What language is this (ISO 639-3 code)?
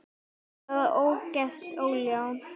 isl